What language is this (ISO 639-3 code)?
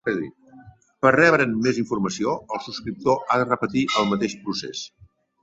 cat